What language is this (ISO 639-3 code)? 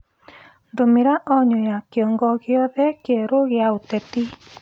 kik